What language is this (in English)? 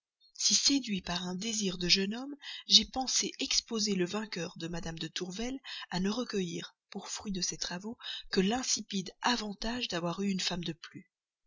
French